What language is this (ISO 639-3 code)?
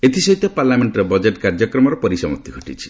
ori